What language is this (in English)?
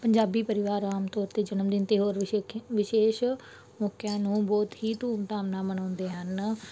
Punjabi